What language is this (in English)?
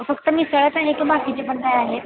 Marathi